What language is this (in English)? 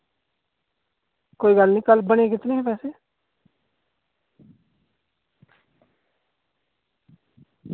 Dogri